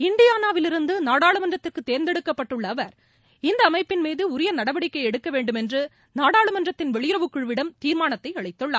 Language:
Tamil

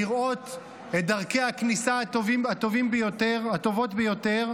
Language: Hebrew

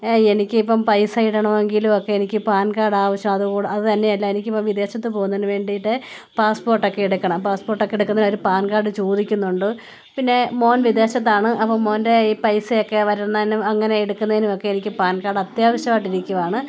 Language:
Malayalam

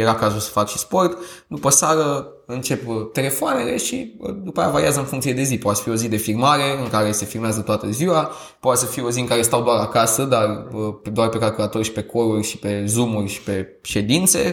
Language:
Romanian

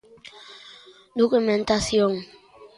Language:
Galician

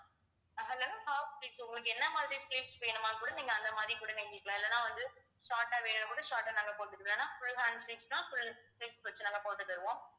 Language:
Tamil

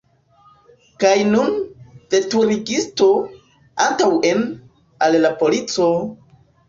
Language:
Esperanto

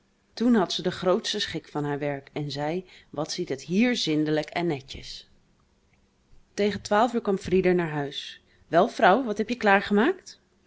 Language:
Dutch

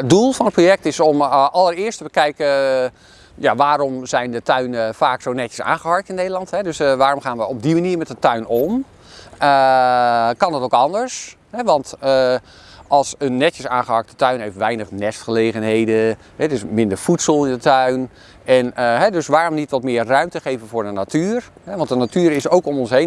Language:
Dutch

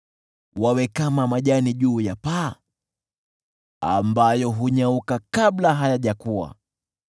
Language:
Swahili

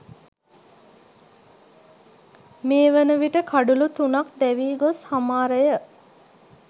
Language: Sinhala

